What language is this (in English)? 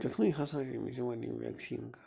Kashmiri